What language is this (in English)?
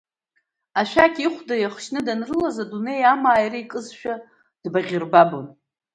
Abkhazian